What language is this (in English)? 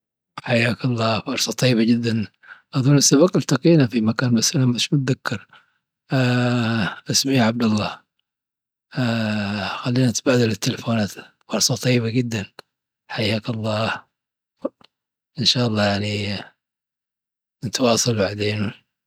Dhofari Arabic